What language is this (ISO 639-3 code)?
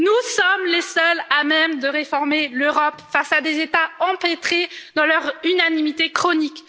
fra